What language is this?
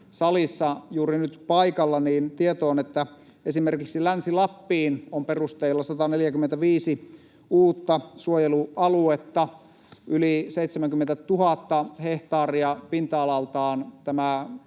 Finnish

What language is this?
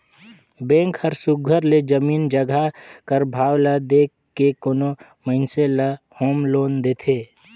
Chhattisgarhi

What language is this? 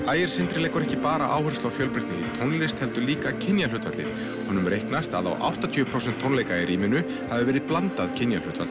Icelandic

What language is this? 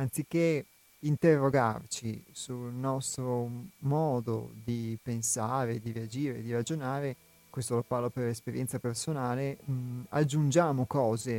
Italian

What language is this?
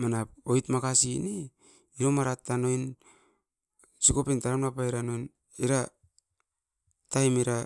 Askopan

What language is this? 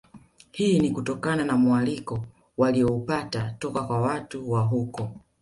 Swahili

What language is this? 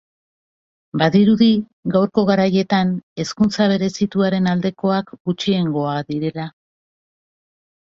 Basque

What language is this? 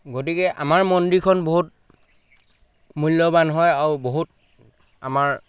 Assamese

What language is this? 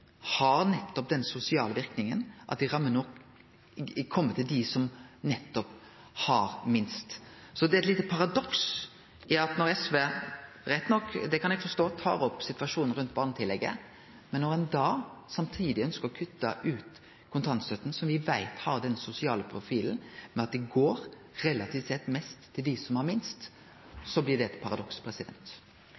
Norwegian Nynorsk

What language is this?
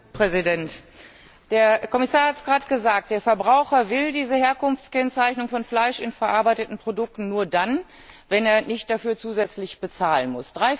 German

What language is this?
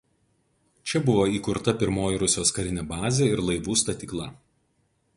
Lithuanian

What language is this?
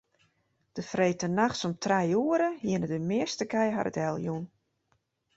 Western Frisian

